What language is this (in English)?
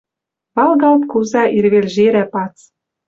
Western Mari